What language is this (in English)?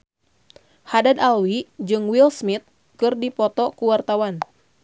Sundanese